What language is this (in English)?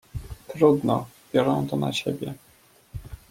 Polish